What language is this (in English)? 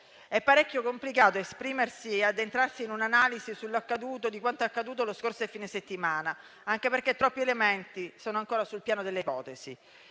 Italian